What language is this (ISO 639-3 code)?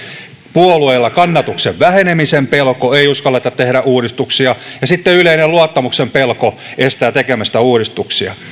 fin